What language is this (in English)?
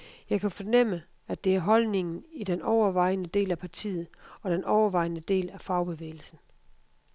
Danish